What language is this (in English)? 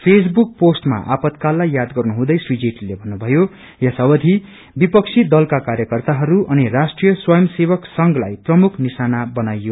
Nepali